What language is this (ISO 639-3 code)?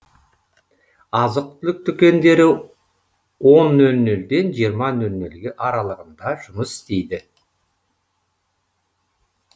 kaz